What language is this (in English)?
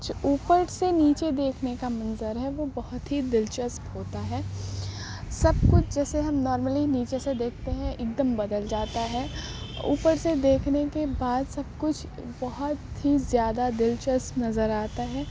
Urdu